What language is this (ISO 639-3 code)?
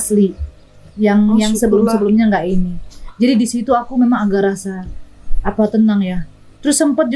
ind